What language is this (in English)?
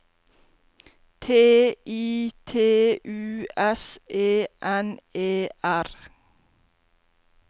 Norwegian